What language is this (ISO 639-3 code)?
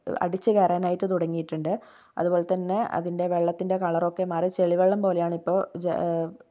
mal